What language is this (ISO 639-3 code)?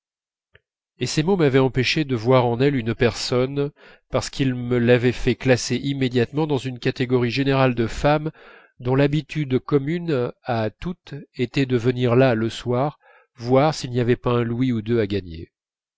fra